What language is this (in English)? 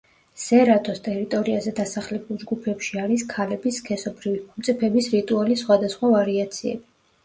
Georgian